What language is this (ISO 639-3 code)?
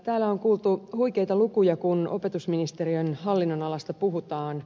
fin